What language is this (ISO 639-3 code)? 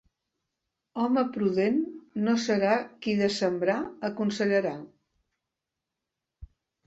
cat